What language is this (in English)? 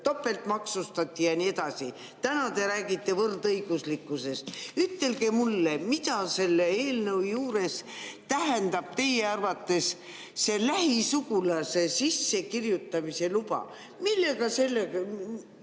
Estonian